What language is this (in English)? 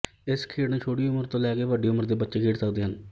Punjabi